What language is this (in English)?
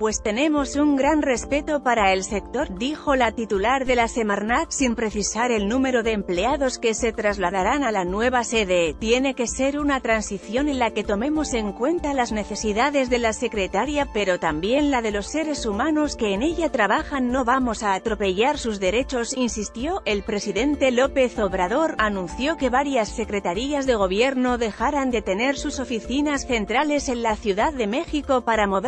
Spanish